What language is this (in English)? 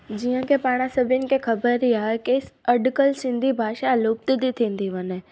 Sindhi